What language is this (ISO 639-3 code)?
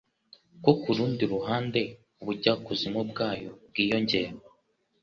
kin